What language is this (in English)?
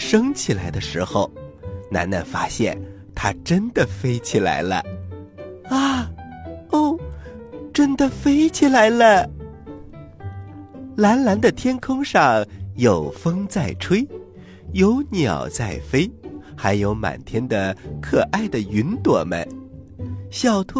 Chinese